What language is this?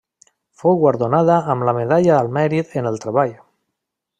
Catalan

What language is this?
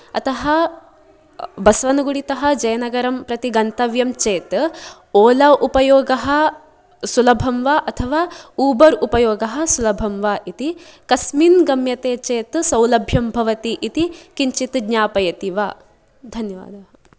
Sanskrit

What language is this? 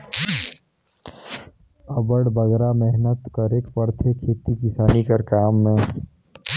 Chhattisgarhi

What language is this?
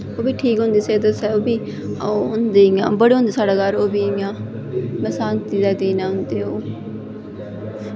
Dogri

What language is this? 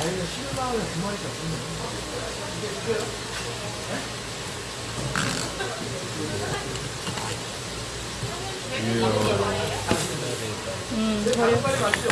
Korean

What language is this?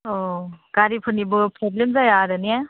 Bodo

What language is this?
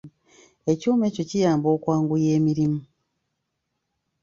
Ganda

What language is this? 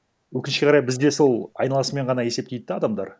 Kazakh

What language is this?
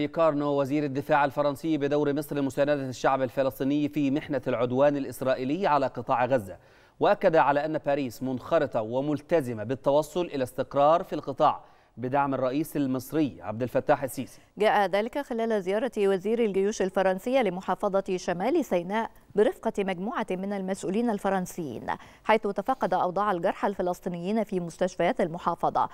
Arabic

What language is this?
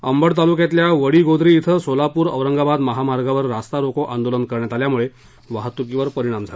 Marathi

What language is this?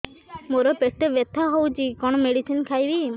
Odia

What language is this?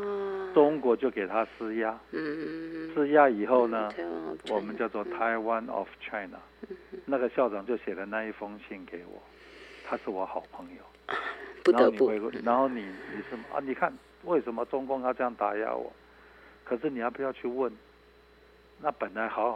Chinese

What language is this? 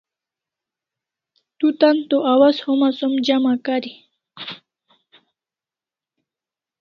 Kalasha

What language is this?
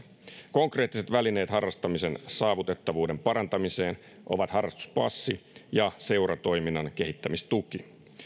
Finnish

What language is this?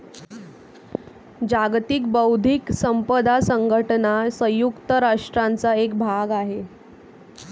Marathi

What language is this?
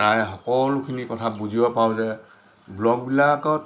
Assamese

